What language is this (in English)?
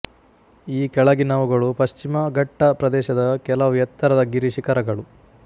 Kannada